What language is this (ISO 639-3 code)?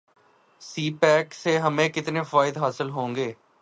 urd